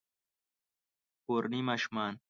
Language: Pashto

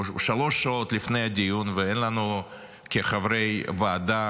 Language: Hebrew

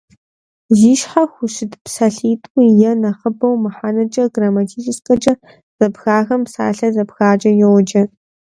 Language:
Kabardian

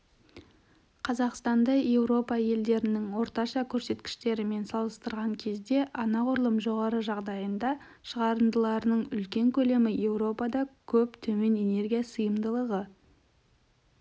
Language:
Kazakh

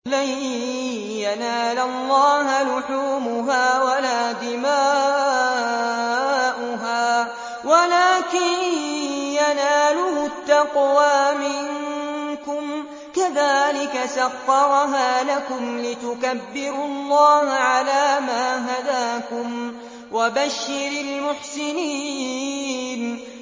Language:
Arabic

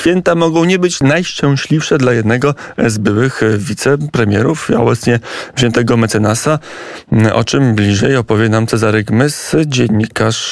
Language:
Polish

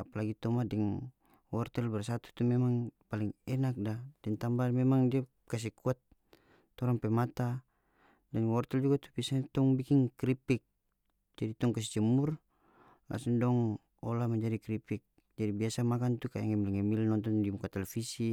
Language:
North Moluccan Malay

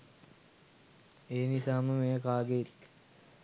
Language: Sinhala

